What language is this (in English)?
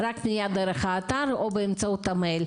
Hebrew